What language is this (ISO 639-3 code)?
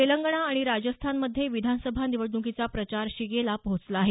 mar